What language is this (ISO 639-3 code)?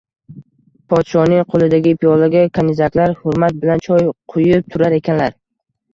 uzb